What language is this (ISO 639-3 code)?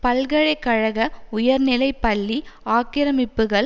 tam